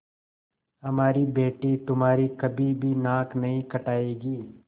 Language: Hindi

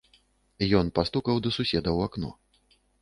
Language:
Belarusian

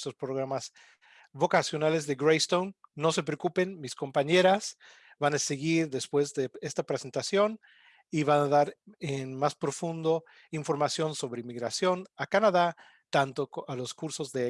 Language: Spanish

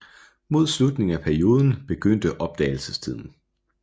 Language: Danish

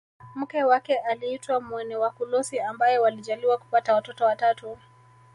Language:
Swahili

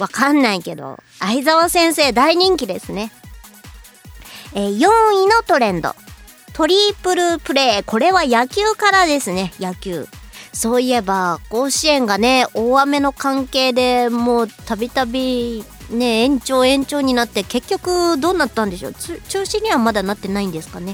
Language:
Japanese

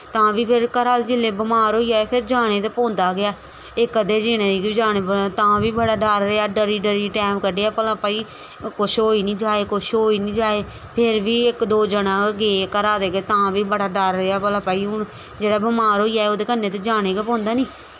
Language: Dogri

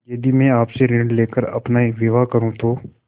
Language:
Hindi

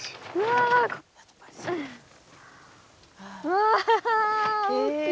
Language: Japanese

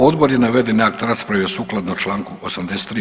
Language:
Croatian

